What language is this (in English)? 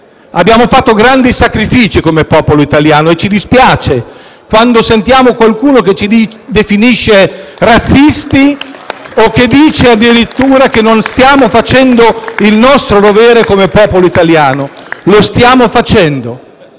Italian